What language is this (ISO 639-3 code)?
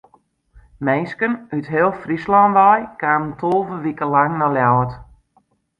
fry